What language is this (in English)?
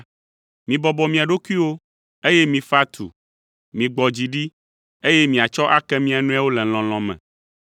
Ewe